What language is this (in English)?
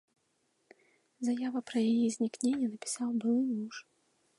Belarusian